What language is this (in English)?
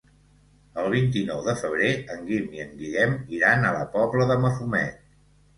Catalan